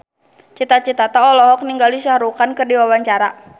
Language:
Sundanese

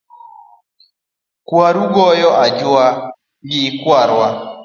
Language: Luo (Kenya and Tanzania)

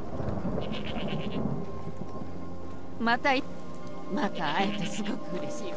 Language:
Japanese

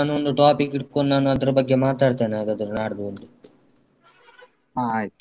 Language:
Kannada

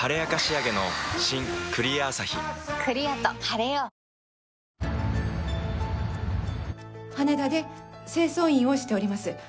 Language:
Japanese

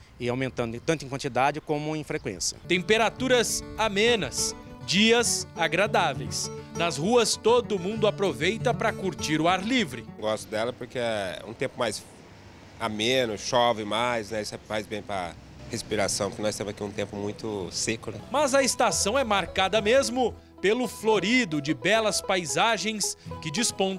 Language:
Portuguese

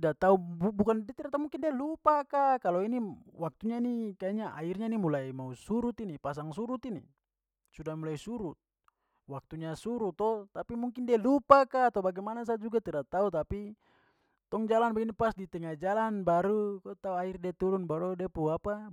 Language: Papuan Malay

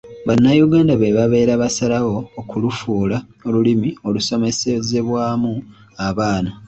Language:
Ganda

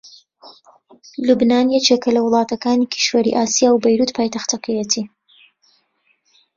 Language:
Central Kurdish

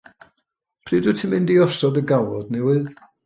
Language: Welsh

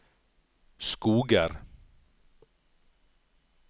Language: Norwegian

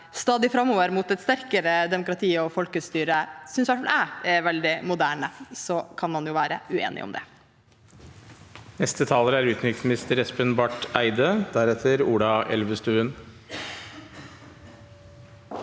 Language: Norwegian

